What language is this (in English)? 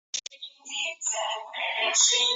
Chinese